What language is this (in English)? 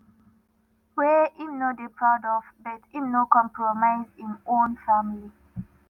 Nigerian Pidgin